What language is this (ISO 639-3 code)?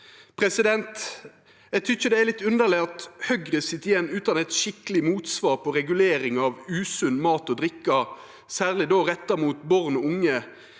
nor